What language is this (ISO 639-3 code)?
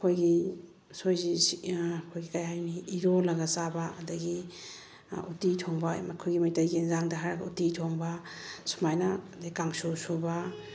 mni